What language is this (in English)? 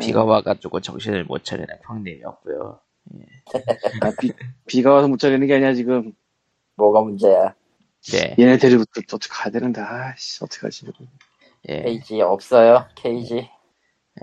Korean